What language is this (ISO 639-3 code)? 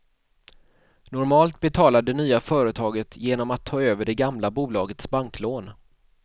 swe